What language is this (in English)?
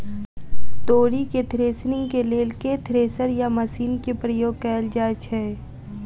Maithili